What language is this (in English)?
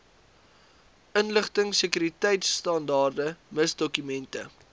Afrikaans